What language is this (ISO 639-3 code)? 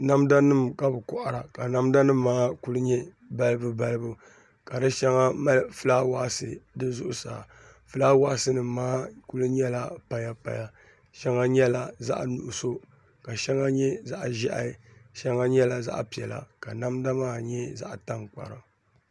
dag